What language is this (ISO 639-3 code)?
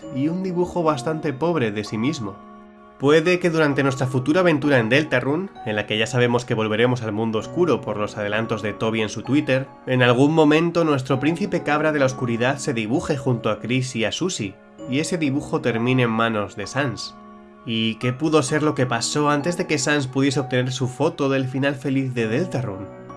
spa